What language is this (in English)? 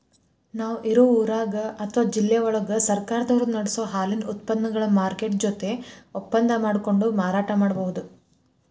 Kannada